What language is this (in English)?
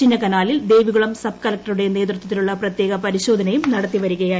Malayalam